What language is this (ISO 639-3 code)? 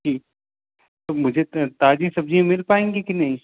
hin